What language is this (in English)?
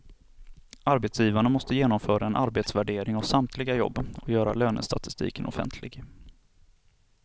Swedish